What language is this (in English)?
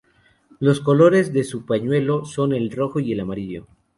Spanish